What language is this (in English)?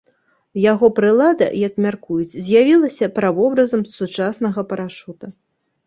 Belarusian